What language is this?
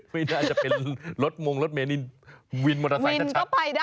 Thai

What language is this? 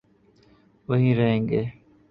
Urdu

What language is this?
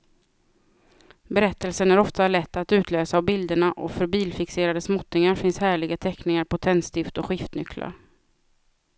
Swedish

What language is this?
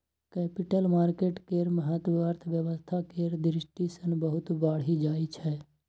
Maithili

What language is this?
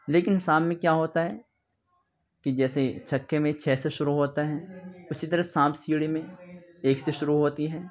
Urdu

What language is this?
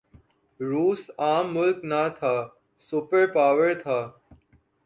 Urdu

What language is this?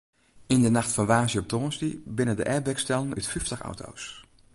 Western Frisian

